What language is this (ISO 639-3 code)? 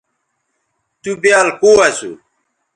btv